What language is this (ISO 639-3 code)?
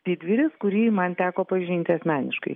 lit